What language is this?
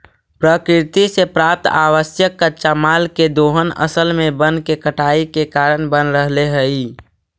Magahi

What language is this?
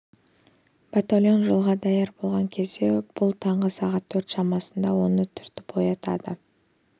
Kazakh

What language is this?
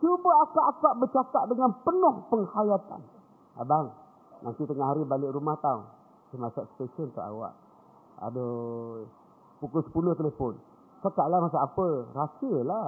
Malay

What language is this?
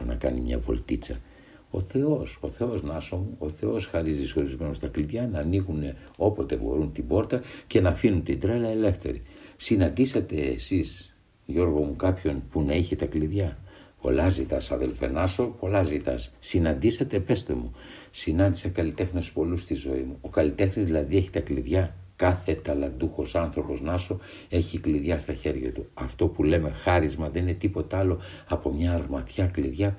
Greek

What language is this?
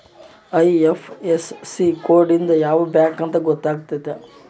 Kannada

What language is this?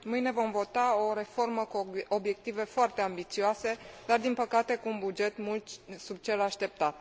Romanian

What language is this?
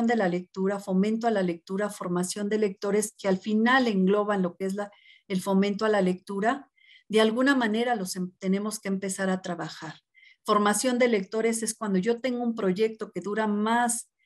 Spanish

